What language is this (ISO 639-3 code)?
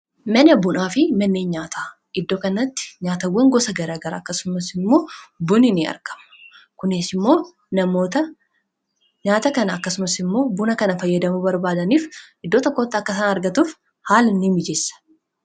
orm